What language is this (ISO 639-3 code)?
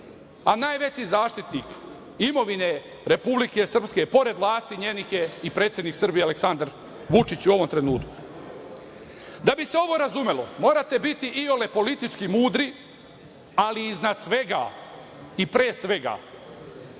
srp